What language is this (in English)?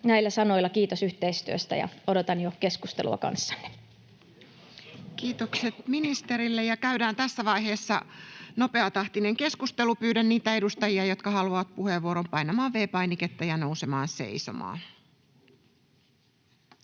Finnish